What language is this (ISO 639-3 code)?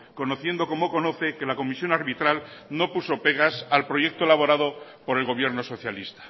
spa